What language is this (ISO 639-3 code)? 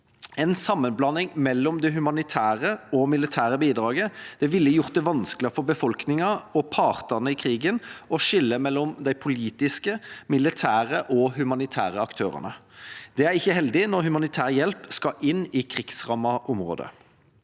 nor